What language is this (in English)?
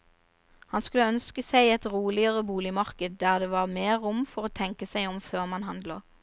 Norwegian